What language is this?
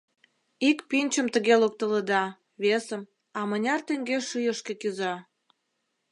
Mari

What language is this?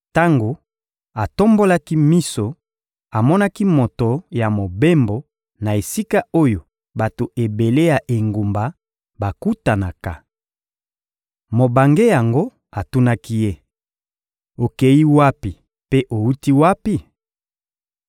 Lingala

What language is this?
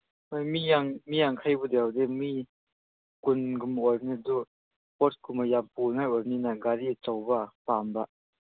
Manipuri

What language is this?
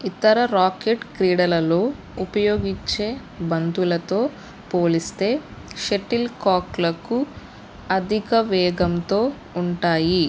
Telugu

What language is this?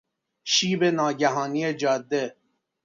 Persian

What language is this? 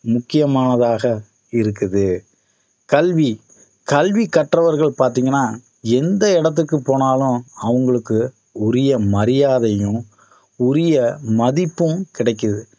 Tamil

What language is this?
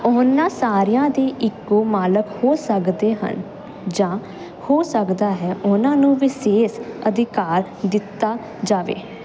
Punjabi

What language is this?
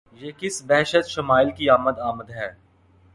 Urdu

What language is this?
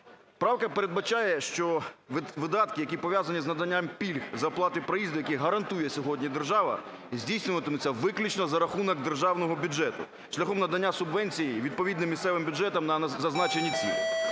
Ukrainian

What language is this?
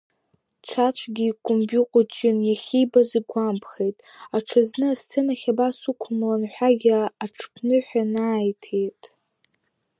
Abkhazian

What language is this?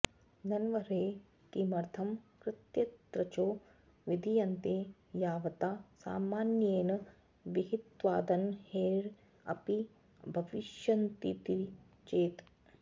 Sanskrit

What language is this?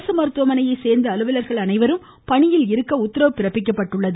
Tamil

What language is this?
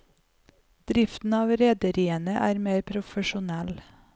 Norwegian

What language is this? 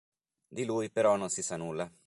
Italian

